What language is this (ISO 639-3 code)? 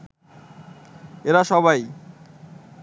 ben